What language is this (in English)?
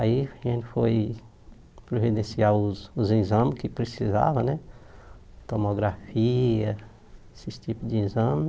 Portuguese